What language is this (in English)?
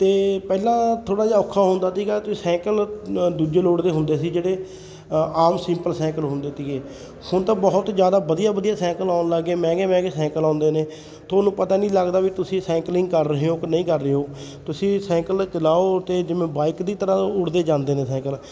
Punjabi